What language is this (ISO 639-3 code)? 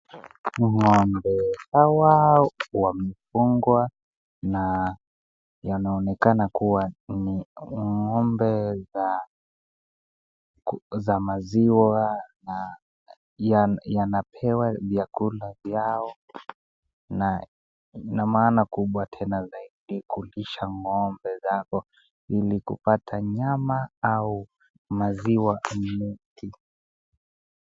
swa